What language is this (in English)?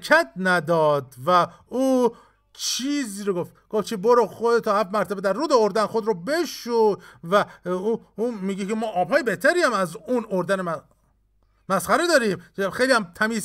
Persian